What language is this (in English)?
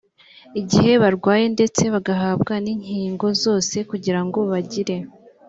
Kinyarwanda